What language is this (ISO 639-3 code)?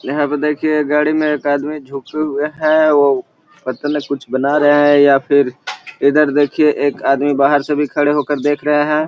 mag